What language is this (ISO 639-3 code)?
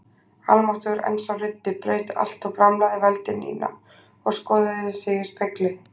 isl